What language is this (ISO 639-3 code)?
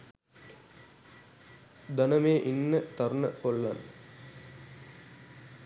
sin